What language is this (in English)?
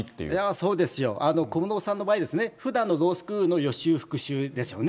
Japanese